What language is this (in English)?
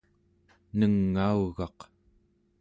Central Yupik